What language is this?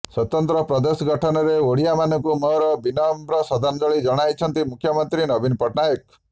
Odia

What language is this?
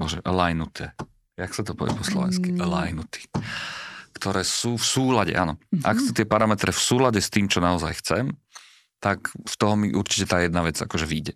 Slovak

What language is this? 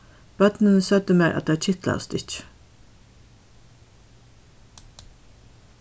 Faroese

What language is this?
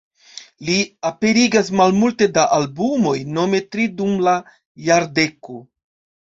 Esperanto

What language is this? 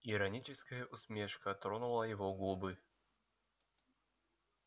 Russian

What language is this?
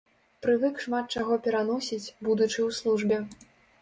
Belarusian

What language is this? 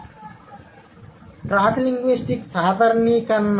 Telugu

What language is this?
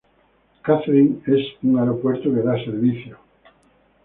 Spanish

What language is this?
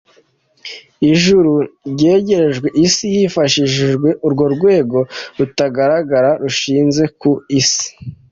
Kinyarwanda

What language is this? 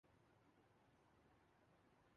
Urdu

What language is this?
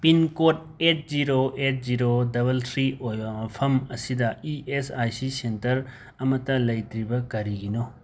Manipuri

